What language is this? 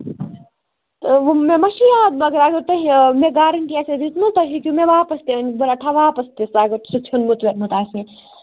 Kashmiri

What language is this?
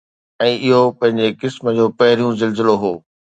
Sindhi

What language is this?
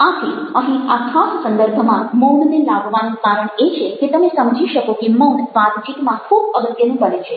Gujarati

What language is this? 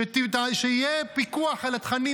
Hebrew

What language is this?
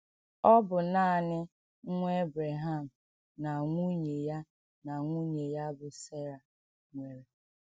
Igbo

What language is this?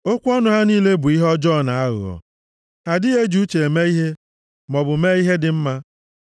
Igbo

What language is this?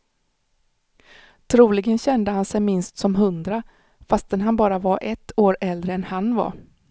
Swedish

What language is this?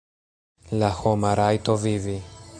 Esperanto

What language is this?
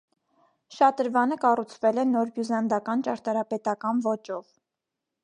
Armenian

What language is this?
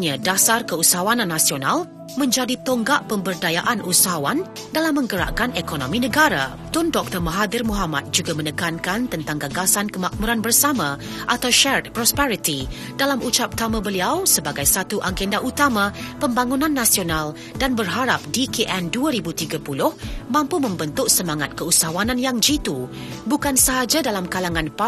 Malay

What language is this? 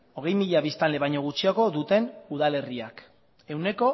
Basque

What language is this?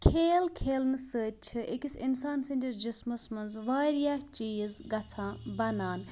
Kashmiri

